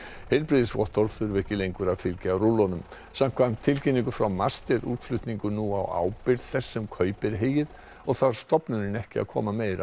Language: Icelandic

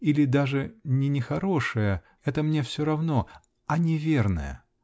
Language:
Russian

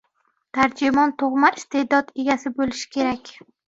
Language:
Uzbek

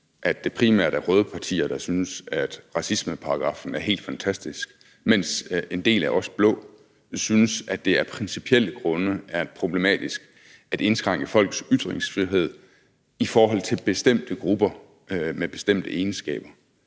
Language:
Danish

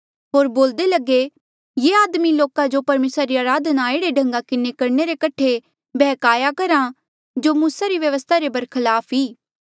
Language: Mandeali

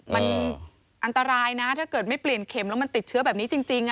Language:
Thai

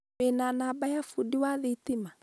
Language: Kikuyu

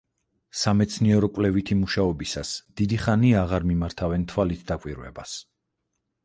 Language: Georgian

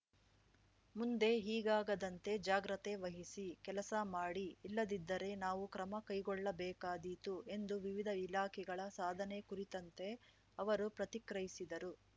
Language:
Kannada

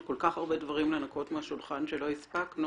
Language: Hebrew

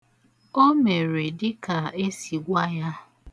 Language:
Igbo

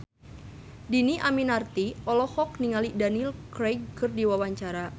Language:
Sundanese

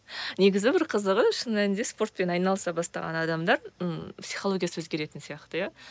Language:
Kazakh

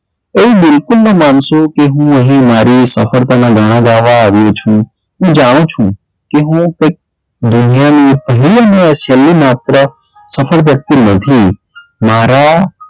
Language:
Gujarati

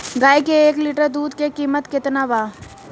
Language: Bhojpuri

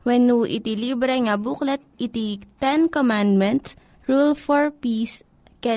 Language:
Filipino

